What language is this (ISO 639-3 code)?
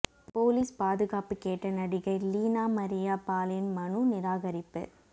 tam